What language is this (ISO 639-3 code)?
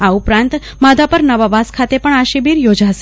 guj